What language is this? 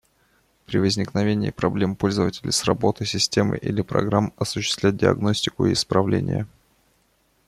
Russian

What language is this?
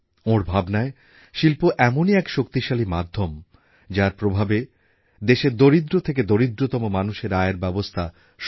Bangla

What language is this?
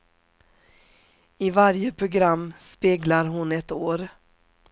Swedish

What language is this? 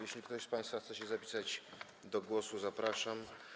Polish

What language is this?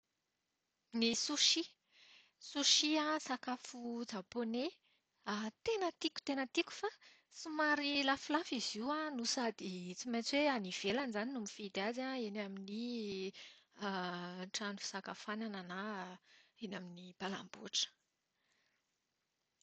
Malagasy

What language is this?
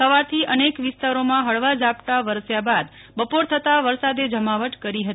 Gujarati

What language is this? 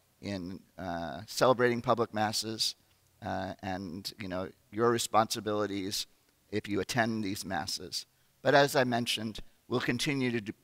English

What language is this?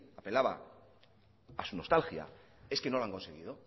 Spanish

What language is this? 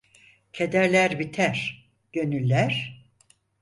Turkish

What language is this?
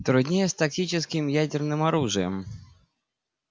Russian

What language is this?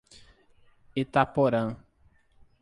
Portuguese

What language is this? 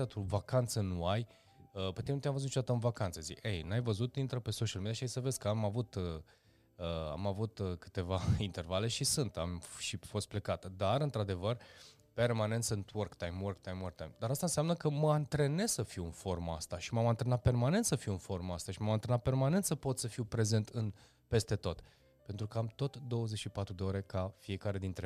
Romanian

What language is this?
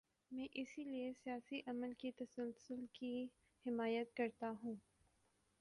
Urdu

